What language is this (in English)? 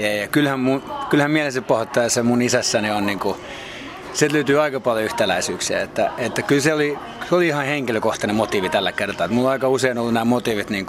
Finnish